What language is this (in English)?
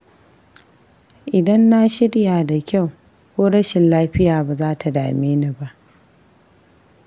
Hausa